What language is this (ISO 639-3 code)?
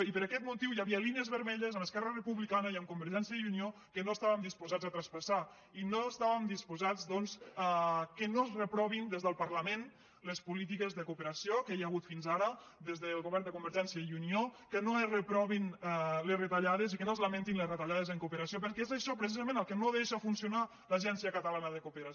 cat